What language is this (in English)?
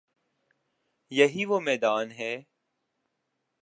Urdu